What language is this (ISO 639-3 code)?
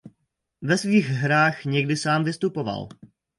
ces